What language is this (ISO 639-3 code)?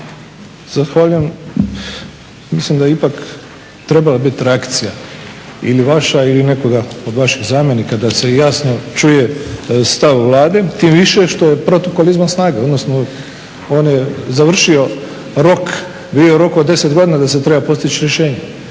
hrv